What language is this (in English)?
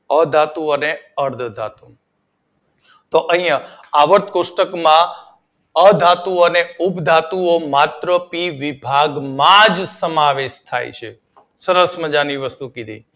Gujarati